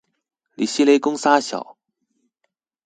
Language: Chinese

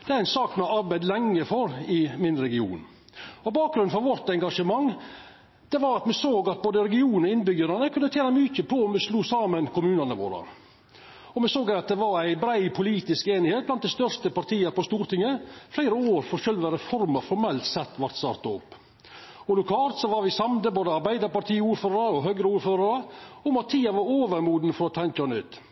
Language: Norwegian Nynorsk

